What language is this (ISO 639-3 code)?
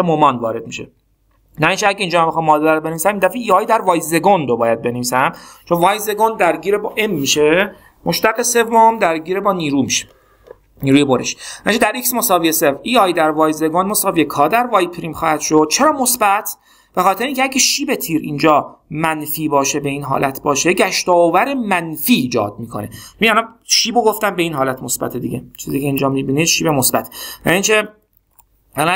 fas